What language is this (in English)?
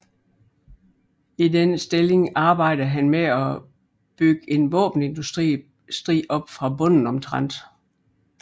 Danish